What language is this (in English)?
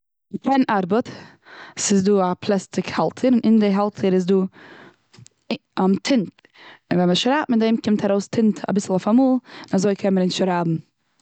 Yiddish